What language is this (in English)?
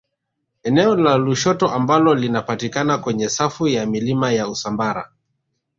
Swahili